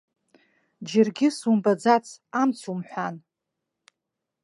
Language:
Abkhazian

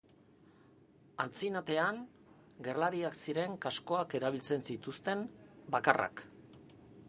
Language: Basque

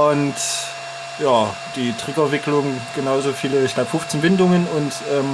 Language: German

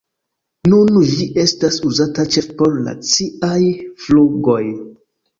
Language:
Esperanto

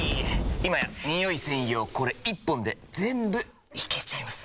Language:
Japanese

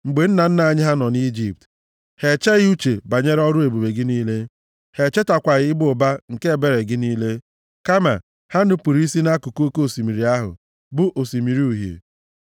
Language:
Igbo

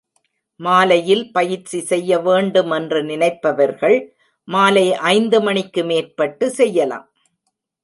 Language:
Tamil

